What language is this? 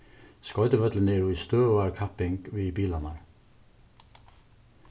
Faroese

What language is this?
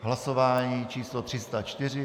Czech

